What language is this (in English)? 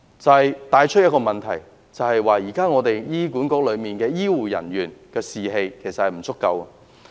Cantonese